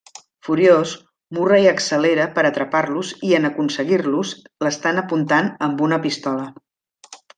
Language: Catalan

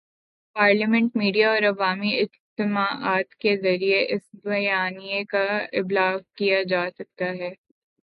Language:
Urdu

